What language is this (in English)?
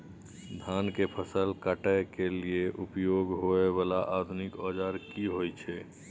Maithili